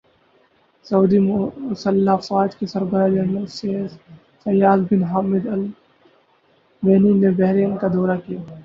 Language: Urdu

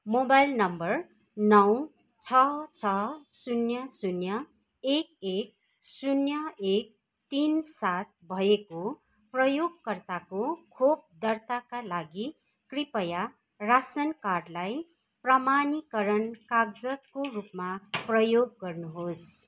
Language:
Nepali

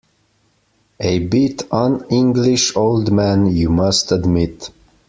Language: English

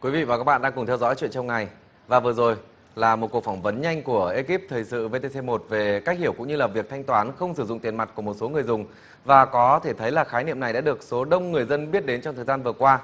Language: Vietnamese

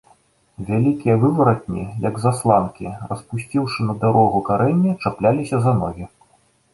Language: Belarusian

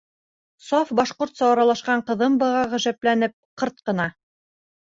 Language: Bashkir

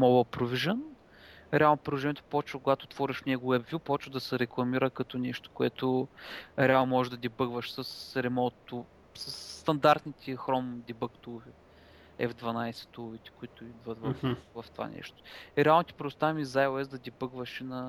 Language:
Bulgarian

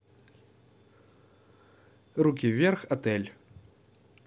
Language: Russian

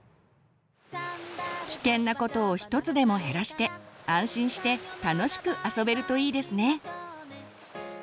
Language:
Japanese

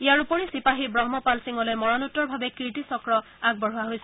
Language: Assamese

